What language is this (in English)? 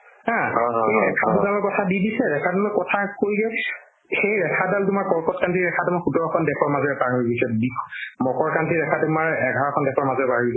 Assamese